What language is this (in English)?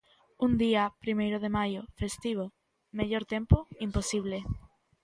Galician